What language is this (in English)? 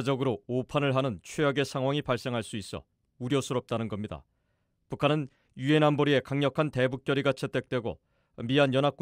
Korean